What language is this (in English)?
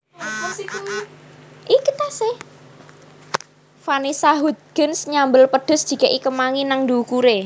Javanese